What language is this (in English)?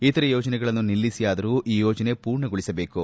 Kannada